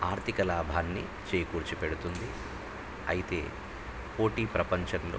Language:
Telugu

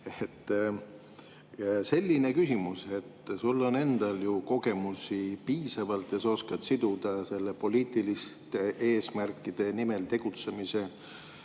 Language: Estonian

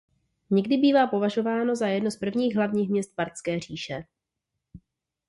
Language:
Czech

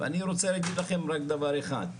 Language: Hebrew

